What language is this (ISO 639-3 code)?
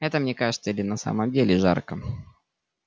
rus